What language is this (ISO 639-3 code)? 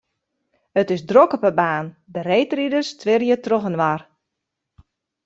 fry